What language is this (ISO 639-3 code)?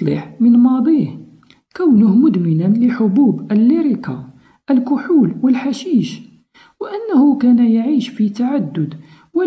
ara